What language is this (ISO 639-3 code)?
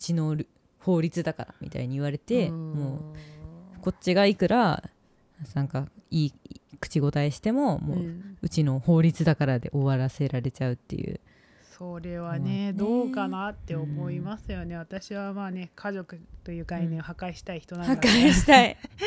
jpn